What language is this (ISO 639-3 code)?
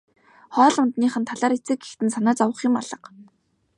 mon